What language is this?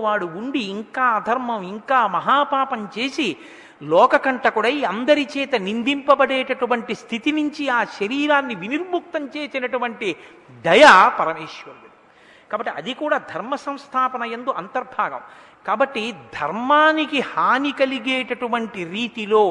Telugu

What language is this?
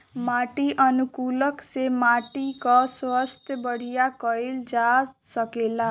Bhojpuri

